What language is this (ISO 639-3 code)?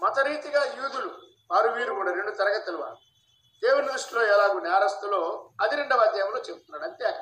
tel